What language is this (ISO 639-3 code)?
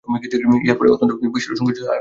ben